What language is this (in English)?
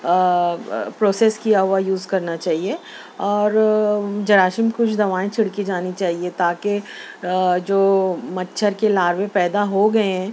Urdu